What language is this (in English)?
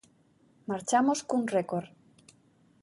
Galician